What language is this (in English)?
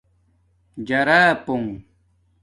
Domaaki